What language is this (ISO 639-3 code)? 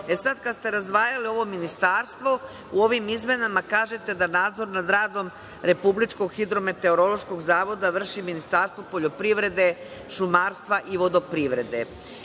srp